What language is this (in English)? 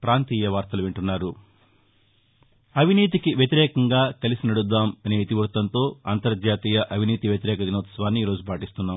Telugu